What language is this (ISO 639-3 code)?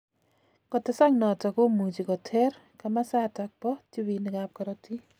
kln